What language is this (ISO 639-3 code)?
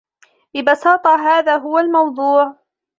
ara